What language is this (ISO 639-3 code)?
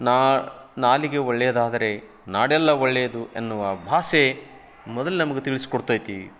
kan